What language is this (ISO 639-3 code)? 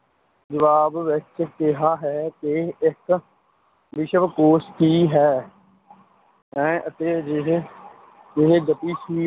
pan